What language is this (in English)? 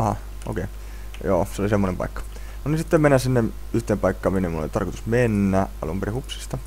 Finnish